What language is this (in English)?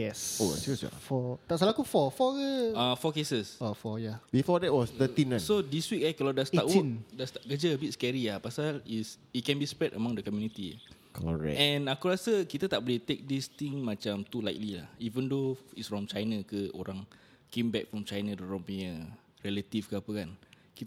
Malay